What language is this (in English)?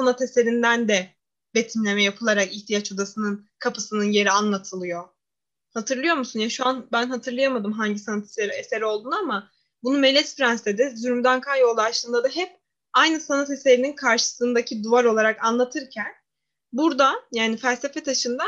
Turkish